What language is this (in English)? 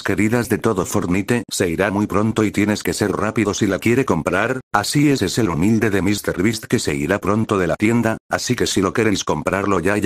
Spanish